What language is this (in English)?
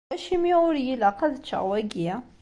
Kabyle